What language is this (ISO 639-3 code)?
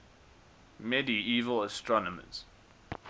eng